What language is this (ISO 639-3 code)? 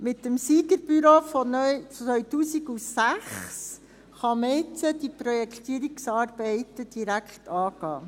gsw